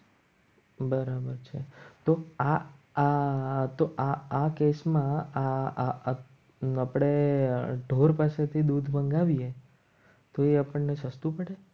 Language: Gujarati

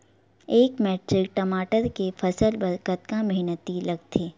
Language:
Chhattisgarhi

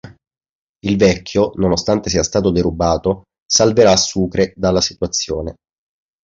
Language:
Italian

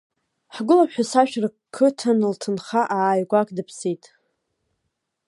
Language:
Abkhazian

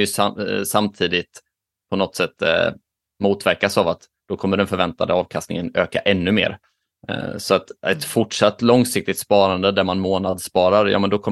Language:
Swedish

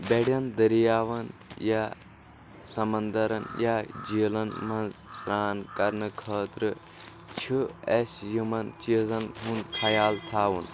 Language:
Kashmiri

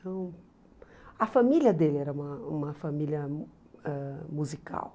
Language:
Portuguese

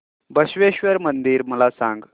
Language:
Marathi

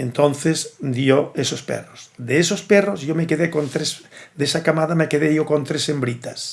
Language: Spanish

